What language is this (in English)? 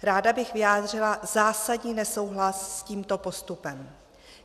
Czech